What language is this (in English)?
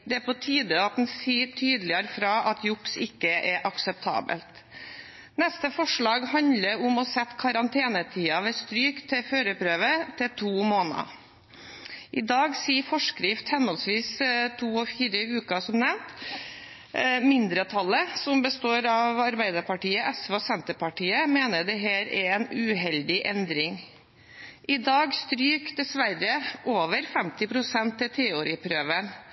Norwegian Bokmål